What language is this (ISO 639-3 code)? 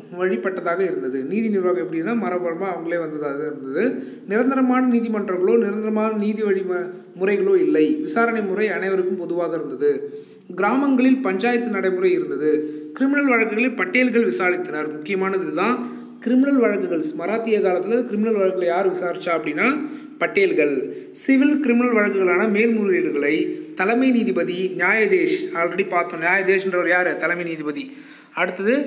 ron